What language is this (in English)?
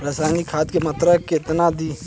Bhojpuri